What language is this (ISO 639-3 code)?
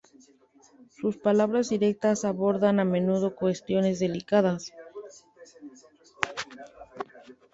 spa